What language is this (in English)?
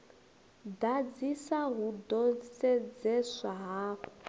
Venda